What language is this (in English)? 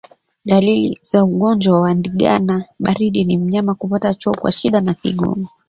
Swahili